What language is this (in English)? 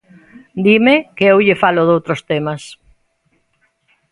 Galician